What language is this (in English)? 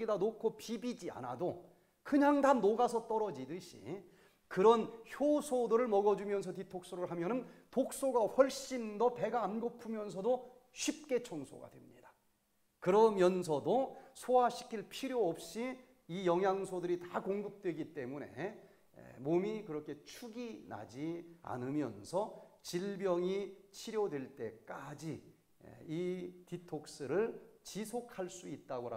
Korean